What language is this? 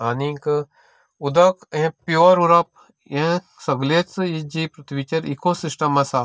Konkani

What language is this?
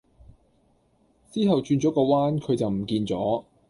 Cantonese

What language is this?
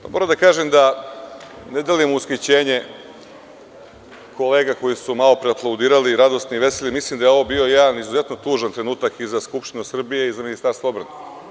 Serbian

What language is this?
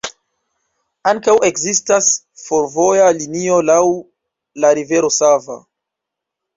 Esperanto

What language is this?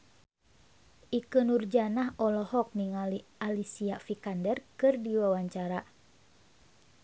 Sundanese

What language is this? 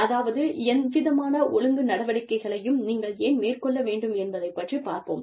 Tamil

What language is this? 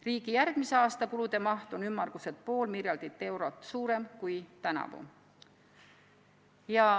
Estonian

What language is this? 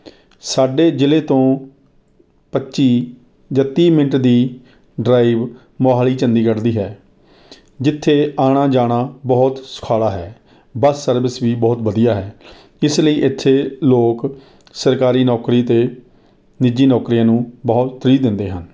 Punjabi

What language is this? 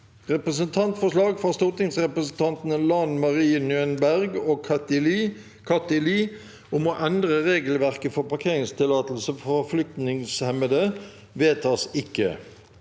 Norwegian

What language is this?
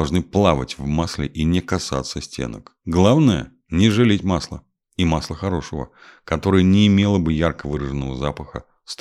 Russian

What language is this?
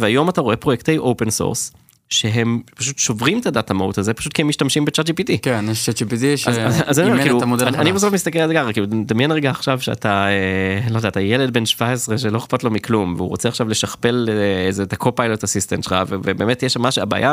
Hebrew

